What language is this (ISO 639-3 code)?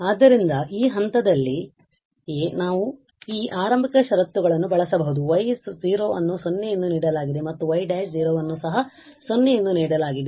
kan